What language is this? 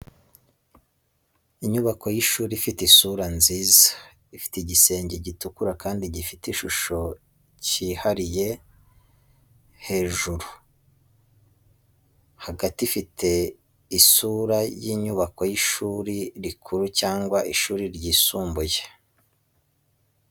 Kinyarwanda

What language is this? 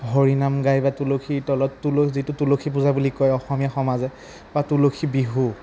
Assamese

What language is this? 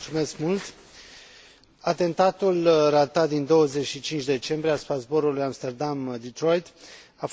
Romanian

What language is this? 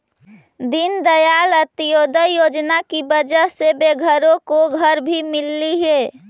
Magahi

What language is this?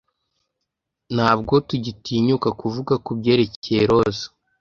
Kinyarwanda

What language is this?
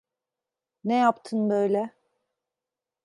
Turkish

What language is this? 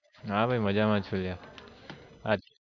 Gujarati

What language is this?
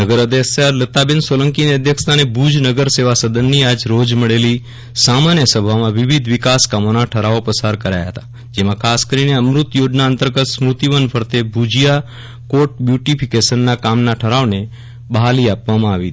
Gujarati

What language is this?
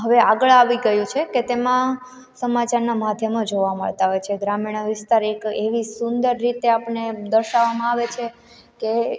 Gujarati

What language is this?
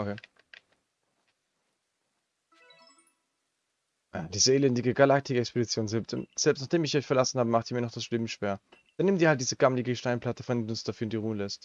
German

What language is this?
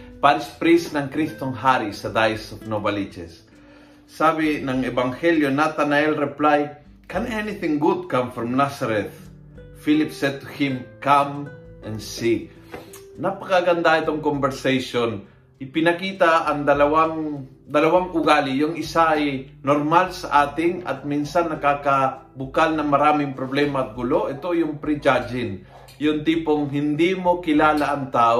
Filipino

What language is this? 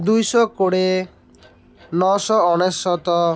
Odia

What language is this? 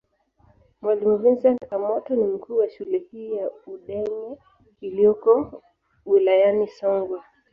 Swahili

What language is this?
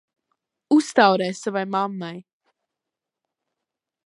Latvian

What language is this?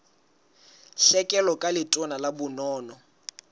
Southern Sotho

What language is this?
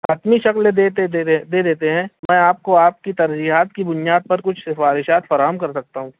Urdu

